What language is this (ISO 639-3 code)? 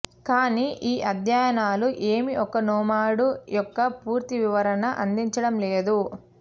tel